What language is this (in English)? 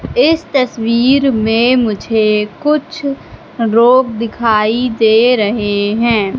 Hindi